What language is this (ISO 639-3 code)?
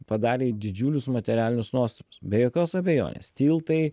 lit